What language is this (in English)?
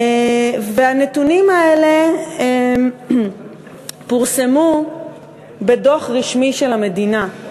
Hebrew